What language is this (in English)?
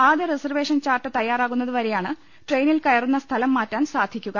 Malayalam